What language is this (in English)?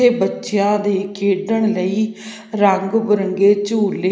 Punjabi